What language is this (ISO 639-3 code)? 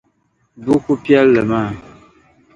dag